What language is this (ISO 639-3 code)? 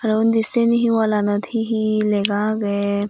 ccp